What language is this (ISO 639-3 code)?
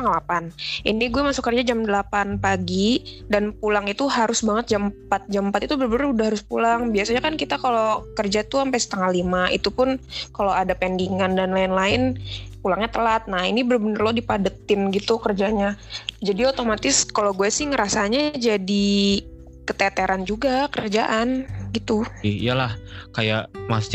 ind